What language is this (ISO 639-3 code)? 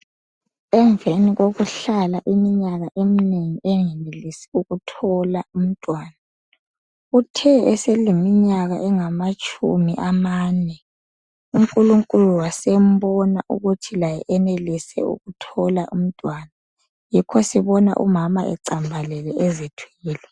nde